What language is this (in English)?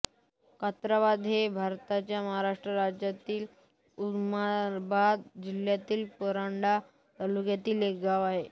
Marathi